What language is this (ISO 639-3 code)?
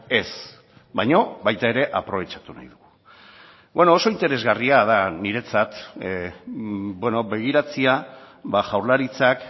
eus